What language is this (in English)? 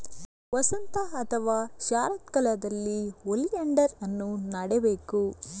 Kannada